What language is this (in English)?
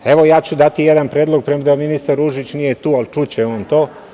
Serbian